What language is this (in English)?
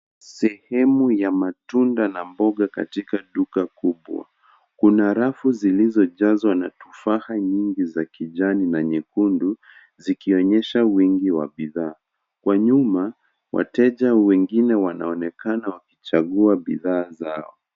Swahili